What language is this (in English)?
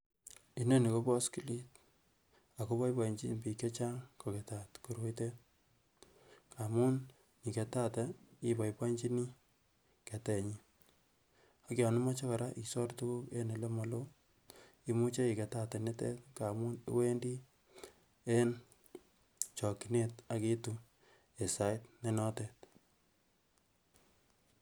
Kalenjin